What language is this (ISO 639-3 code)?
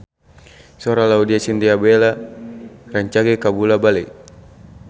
sun